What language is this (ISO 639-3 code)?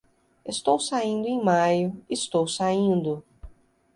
por